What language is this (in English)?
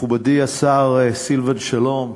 Hebrew